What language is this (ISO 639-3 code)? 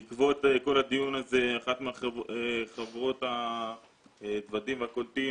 heb